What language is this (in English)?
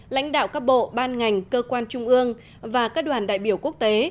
Vietnamese